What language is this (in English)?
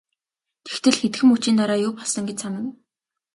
Mongolian